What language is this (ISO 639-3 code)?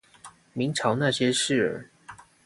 zho